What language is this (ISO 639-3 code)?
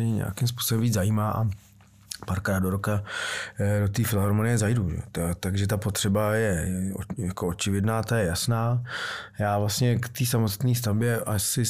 ces